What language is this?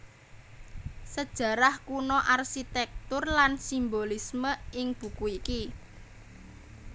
Javanese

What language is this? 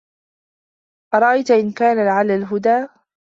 Arabic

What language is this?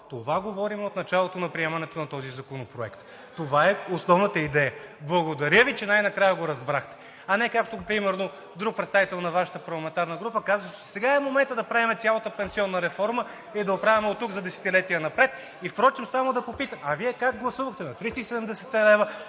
Bulgarian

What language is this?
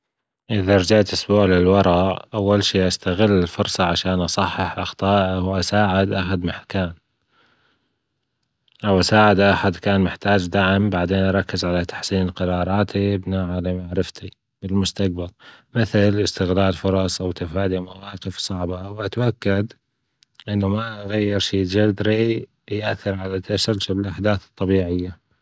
Gulf Arabic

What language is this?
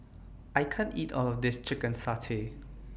English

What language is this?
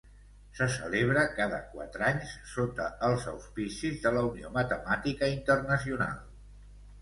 Catalan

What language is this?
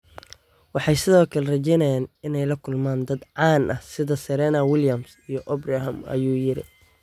Somali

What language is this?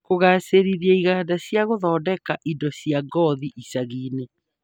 Kikuyu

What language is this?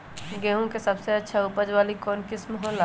Magahi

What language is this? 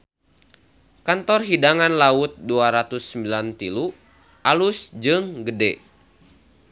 Sundanese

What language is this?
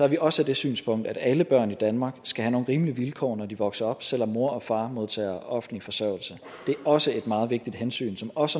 Danish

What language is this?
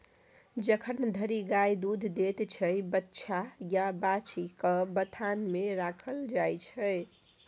Maithili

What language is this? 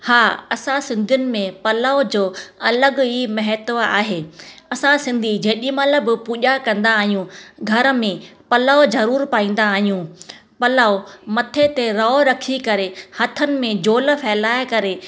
Sindhi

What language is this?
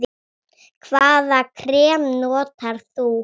Icelandic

